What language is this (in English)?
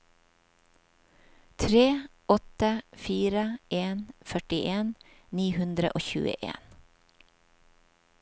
Norwegian